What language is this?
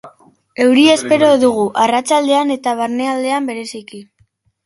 Basque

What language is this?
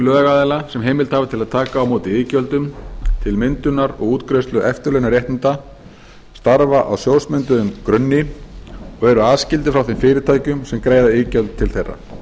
Icelandic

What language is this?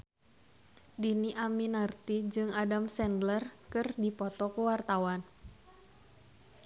Sundanese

